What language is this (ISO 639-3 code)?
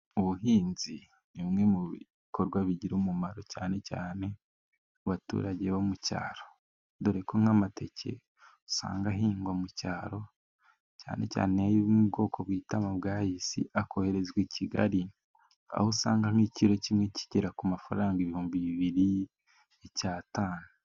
kin